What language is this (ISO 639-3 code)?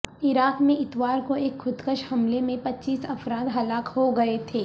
urd